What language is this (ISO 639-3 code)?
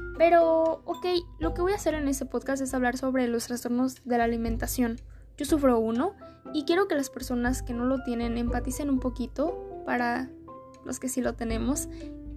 spa